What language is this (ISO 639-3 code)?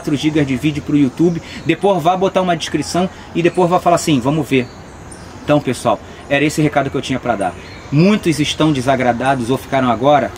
por